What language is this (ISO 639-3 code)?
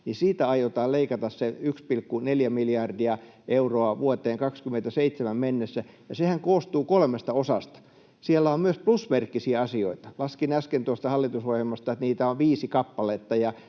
fin